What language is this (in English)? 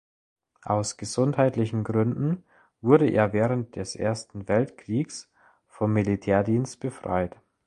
German